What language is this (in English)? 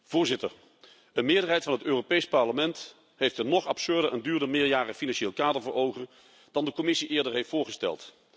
Dutch